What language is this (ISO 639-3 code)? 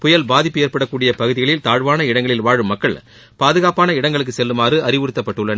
tam